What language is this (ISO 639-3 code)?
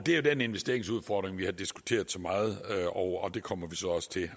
dan